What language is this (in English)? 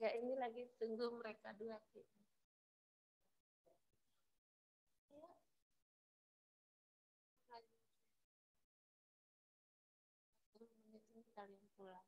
Indonesian